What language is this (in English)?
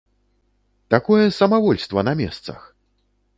Belarusian